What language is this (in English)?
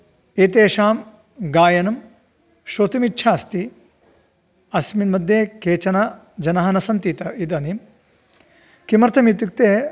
Sanskrit